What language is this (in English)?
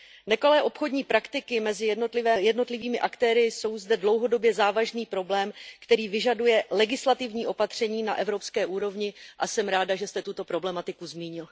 Czech